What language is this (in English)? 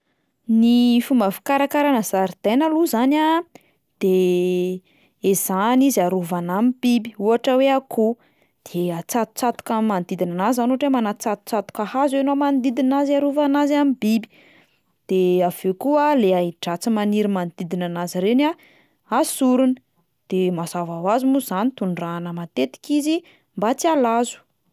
Malagasy